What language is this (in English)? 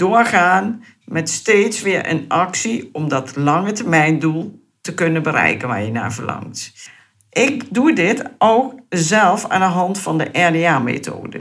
Dutch